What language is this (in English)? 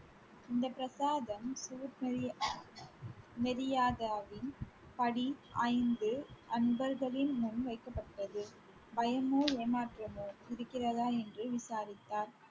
Tamil